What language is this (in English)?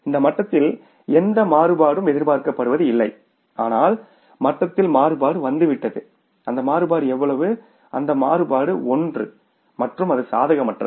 Tamil